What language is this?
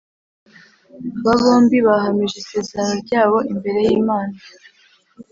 Kinyarwanda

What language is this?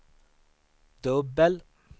Swedish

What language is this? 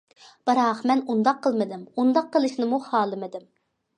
Uyghur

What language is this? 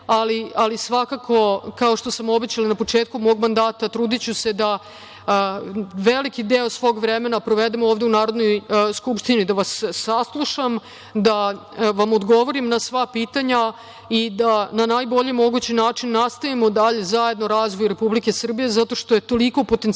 Serbian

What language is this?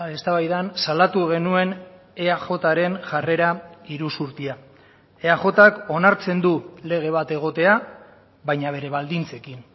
Basque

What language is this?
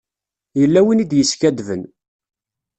Kabyle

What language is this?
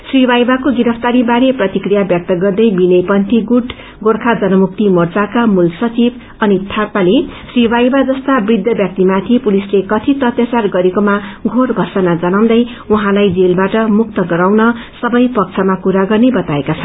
Nepali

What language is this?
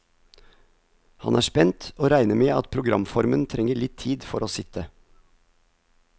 Norwegian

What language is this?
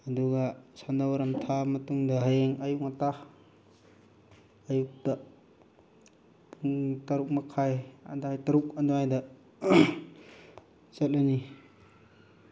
Manipuri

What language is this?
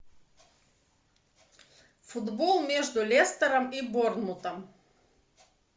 Russian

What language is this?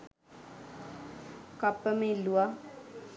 Sinhala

